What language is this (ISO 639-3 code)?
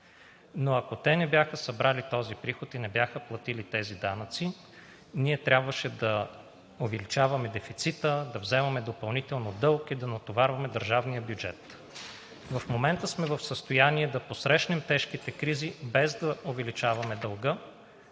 bul